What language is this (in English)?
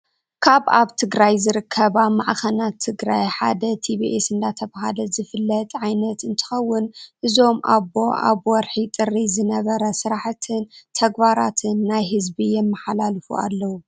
Tigrinya